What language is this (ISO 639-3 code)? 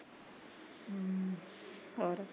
pan